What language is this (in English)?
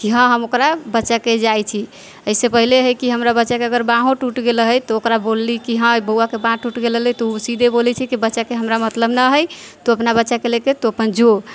Maithili